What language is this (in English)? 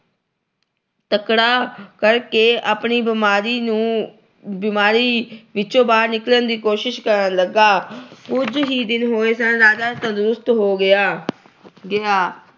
Punjabi